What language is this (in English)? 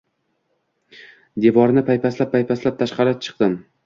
Uzbek